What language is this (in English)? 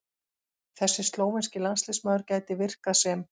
Icelandic